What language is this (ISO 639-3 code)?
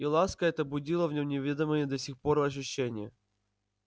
rus